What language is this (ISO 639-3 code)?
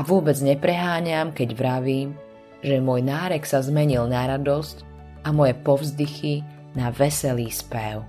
slk